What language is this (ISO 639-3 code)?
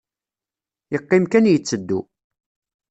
kab